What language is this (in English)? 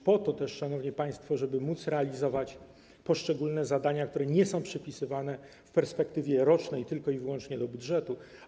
Polish